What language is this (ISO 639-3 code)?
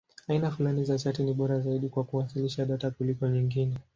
swa